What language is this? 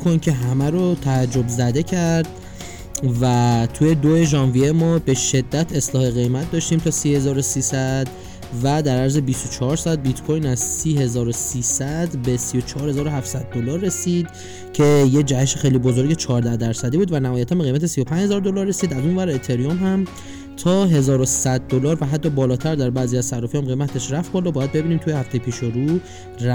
Persian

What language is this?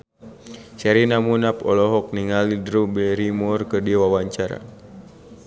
Sundanese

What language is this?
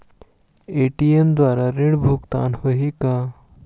Chhattisgarhi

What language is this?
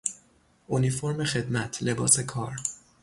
Persian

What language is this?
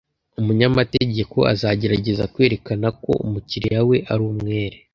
Kinyarwanda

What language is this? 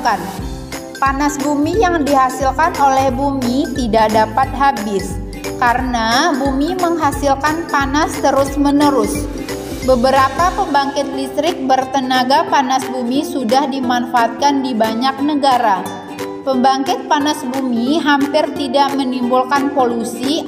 Indonesian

